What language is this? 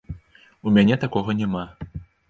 Belarusian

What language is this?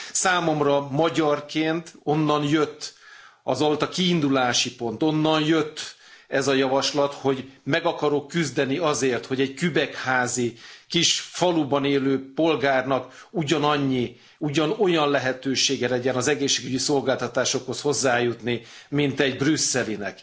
Hungarian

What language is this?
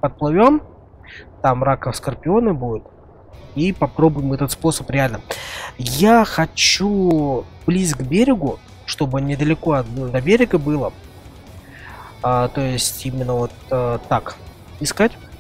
Russian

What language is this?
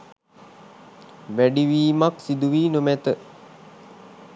Sinhala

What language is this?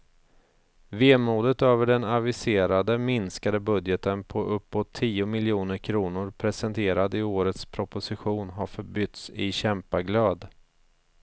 Swedish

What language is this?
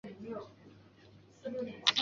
Chinese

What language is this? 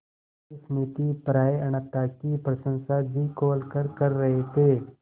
Hindi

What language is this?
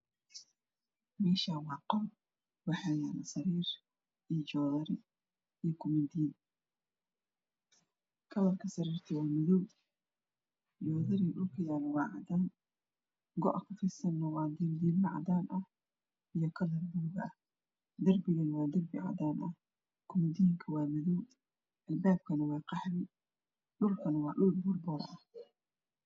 Somali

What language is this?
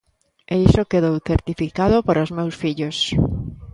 Galician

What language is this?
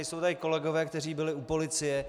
Czech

